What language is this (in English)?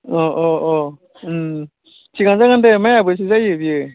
Bodo